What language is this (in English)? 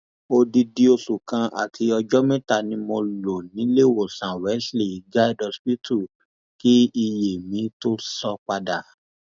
Yoruba